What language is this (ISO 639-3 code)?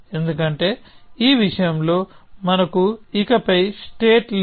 tel